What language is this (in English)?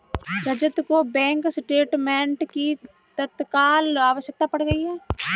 Hindi